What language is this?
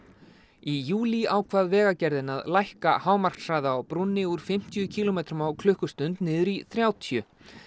Icelandic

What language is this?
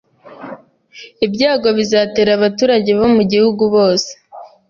Kinyarwanda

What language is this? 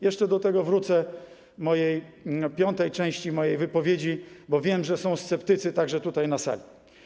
Polish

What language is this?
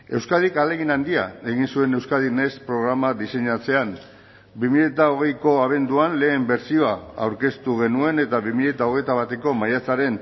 Basque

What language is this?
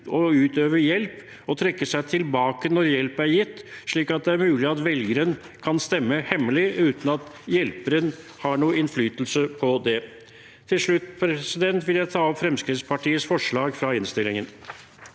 Norwegian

